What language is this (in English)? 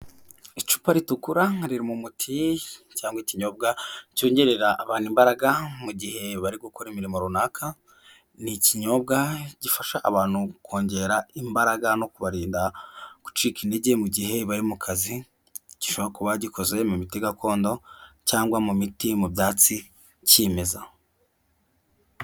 Kinyarwanda